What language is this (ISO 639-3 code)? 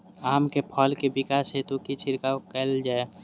mai